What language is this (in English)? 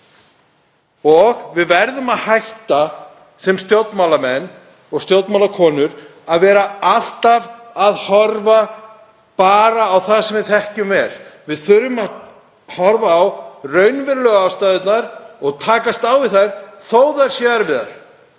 Icelandic